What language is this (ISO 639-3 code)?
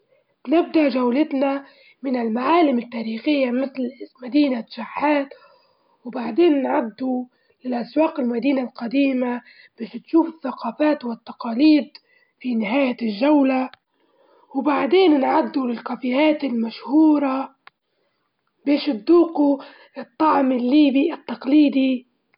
ayl